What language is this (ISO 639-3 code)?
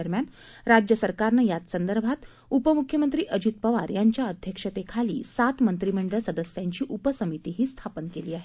mar